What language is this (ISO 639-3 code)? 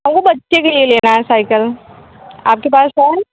hin